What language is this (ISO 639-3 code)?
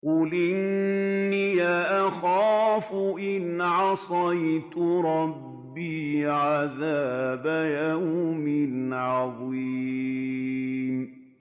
ara